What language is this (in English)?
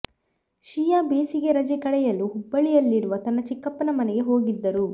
Kannada